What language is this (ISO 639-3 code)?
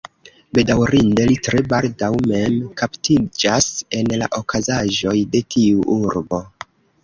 epo